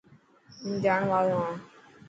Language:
Dhatki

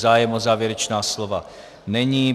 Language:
Czech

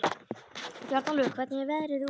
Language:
Icelandic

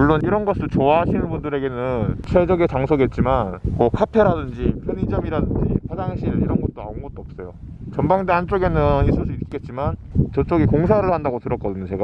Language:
Korean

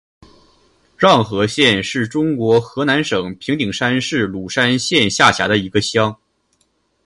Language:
Chinese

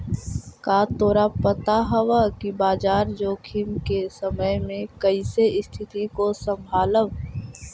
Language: Magahi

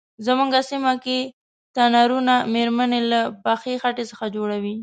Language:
Pashto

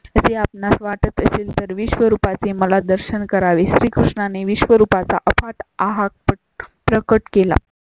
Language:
Marathi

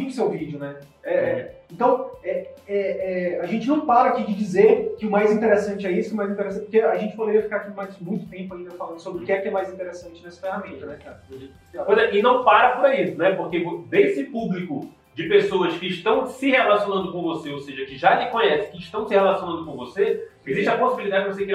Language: Portuguese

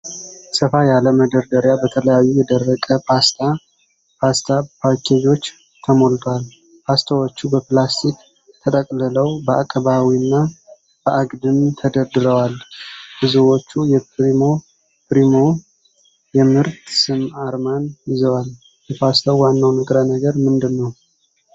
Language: Amharic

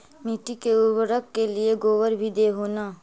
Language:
Magahi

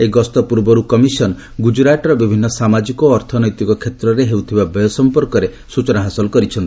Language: Odia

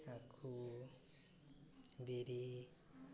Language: Odia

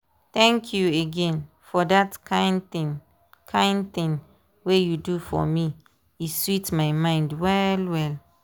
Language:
Nigerian Pidgin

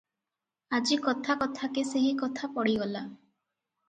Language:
Odia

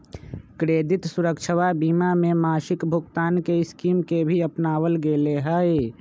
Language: Magahi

